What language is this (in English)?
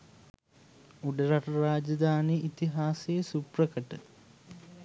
Sinhala